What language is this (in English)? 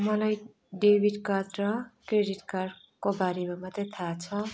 Nepali